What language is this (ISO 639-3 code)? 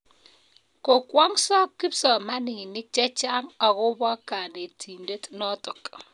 kln